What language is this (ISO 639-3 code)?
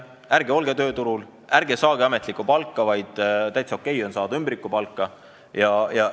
est